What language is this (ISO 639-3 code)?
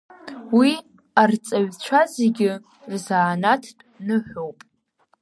abk